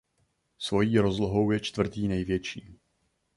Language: Czech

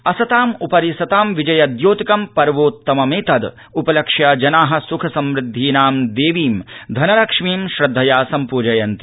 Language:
Sanskrit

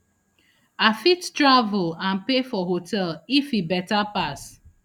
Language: Nigerian Pidgin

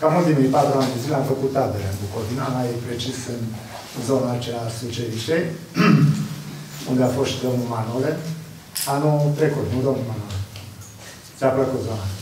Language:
Romanian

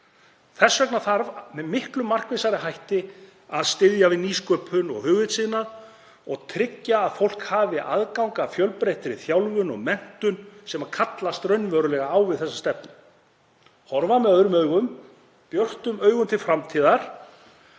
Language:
Icelandic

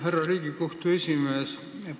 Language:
Estonian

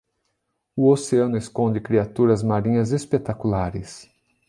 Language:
Portuguese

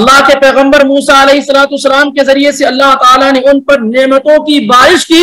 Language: Arabic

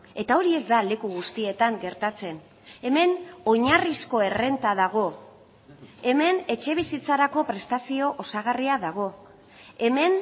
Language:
Basque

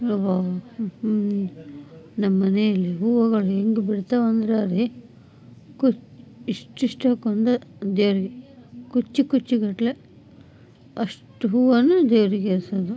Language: Kannada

